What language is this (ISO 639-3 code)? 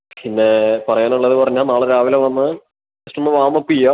mal